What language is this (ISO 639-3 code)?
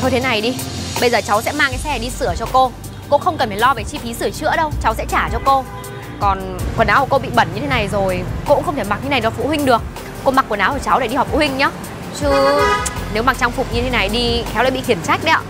vie